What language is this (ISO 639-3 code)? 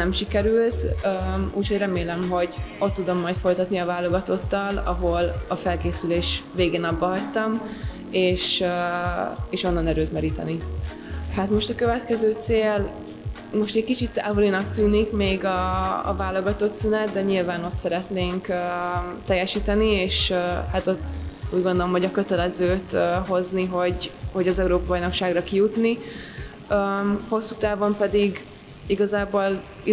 hun